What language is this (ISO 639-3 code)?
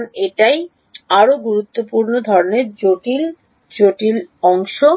ben